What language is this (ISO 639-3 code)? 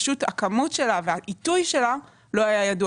heb